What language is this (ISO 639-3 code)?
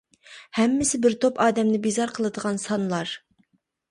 uig